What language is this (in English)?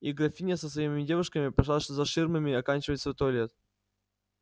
Russian